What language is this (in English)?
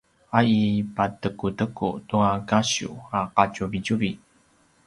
Paiwan